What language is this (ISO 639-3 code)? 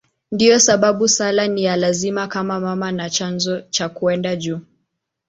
swa